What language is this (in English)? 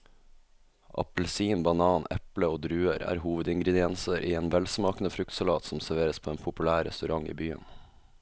Norwegian